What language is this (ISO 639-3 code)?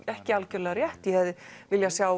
isl